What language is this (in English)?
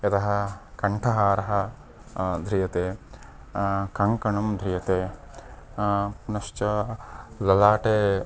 Sanskrit